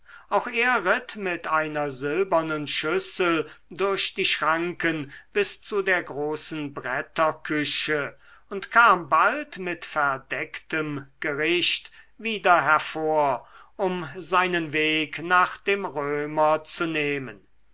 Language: German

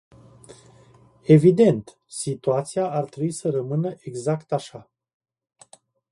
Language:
Romanian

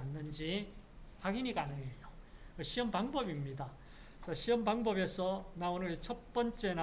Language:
Korean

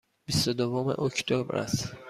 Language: Persian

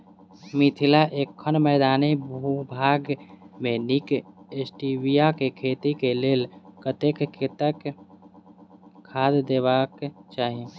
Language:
Maithili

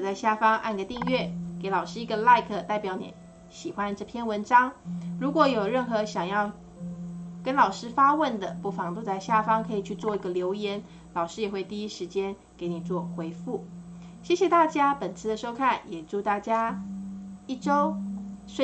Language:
Chinese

